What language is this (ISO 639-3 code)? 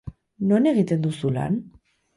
eus